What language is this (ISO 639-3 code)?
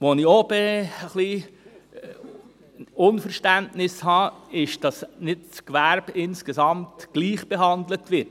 gsw